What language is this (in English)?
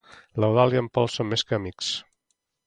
Catalan